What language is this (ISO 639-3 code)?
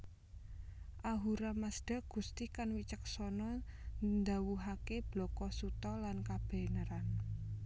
jav